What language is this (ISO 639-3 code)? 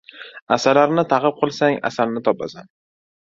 uzb